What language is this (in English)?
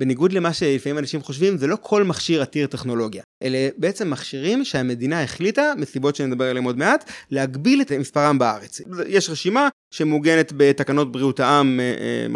Hebrew